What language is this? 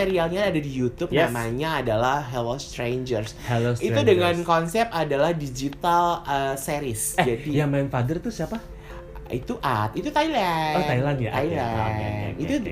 Indonesian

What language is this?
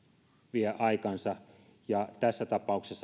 Finnish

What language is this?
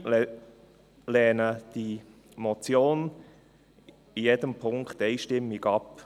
Swiss German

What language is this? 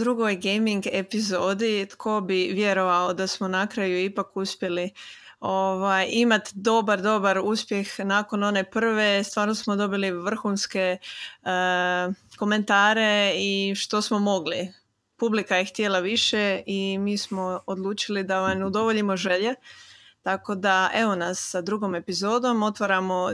Croatian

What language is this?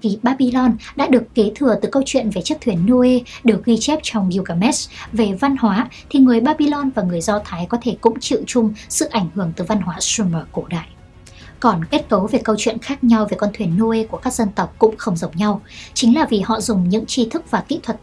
Vietnamese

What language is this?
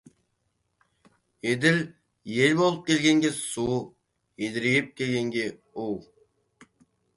Kazakh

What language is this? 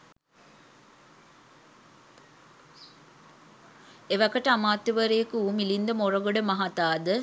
Sinhala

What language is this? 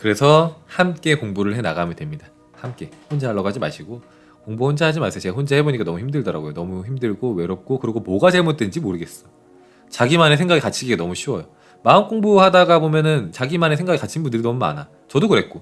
Korean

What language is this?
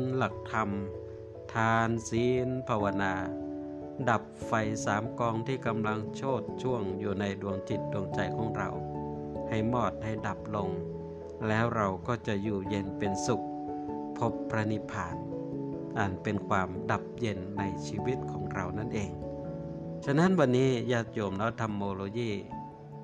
Thai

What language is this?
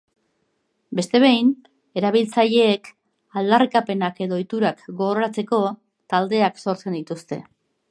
Basque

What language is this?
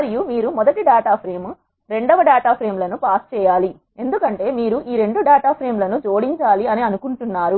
Telugu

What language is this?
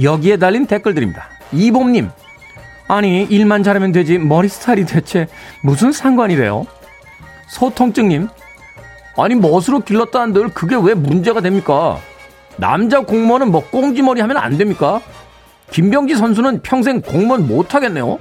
Korean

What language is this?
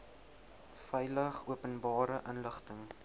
Afrikaans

